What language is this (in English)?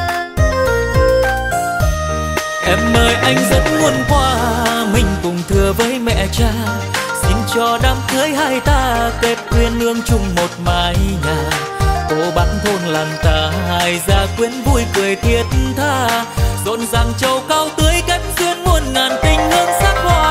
Vietnamese